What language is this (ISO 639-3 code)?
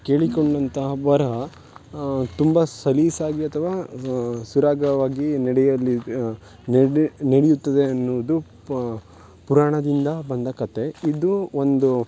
kan